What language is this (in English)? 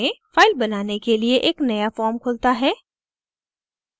Hindi